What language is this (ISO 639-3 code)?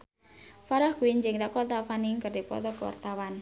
sun